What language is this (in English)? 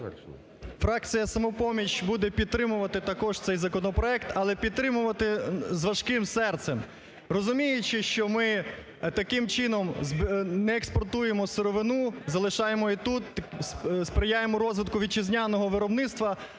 Ukrainian